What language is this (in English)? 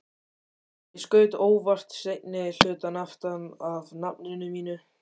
Icelandic